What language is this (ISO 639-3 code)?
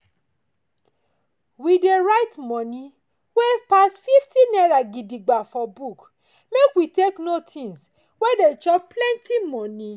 pcm